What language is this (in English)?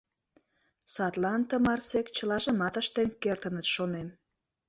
Mari